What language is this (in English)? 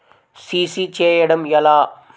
Telugu